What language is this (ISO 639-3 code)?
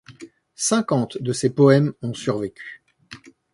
fra